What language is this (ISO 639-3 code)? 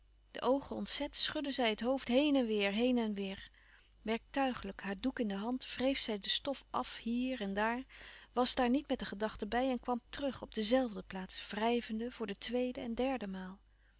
nld